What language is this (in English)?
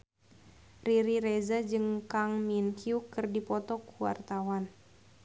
Sundanese